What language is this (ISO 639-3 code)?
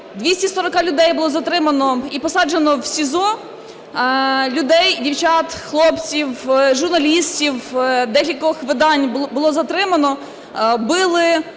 ukr